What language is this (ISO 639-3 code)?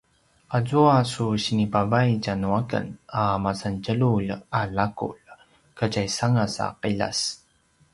pwn